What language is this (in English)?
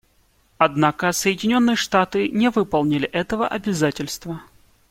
Russian